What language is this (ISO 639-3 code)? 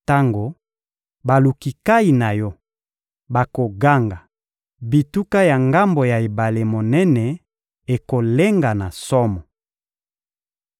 lin